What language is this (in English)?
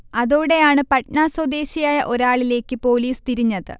Malayalam